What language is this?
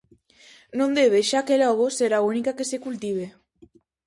Galician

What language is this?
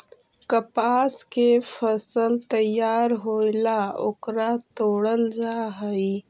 Magahi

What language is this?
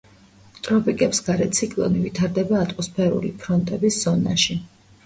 Georgian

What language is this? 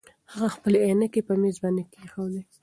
Pashto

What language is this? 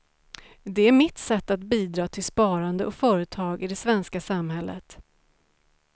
Swedish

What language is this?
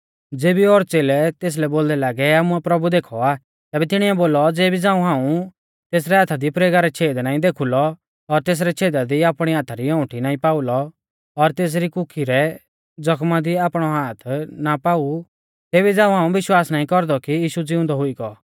Mahasu Pahari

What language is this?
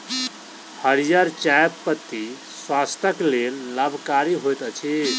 Maithili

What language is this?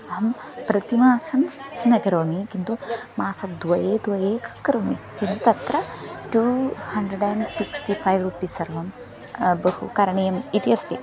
Sanskrit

